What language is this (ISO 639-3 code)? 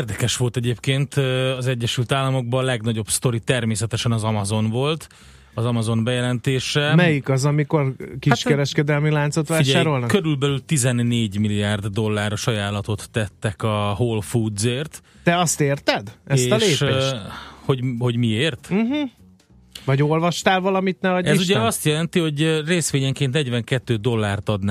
hun